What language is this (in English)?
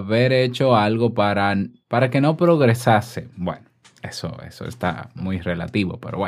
Spanish